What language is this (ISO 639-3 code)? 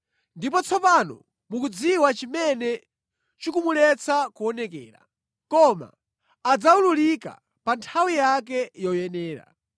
nya